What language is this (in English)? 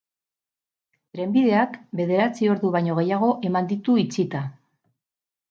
Basque